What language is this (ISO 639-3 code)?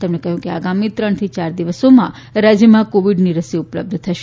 guj